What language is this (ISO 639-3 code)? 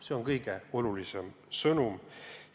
est